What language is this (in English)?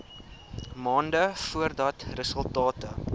Afrikaans